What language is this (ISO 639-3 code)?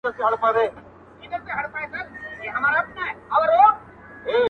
pus